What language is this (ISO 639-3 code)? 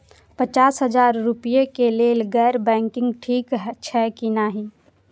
mai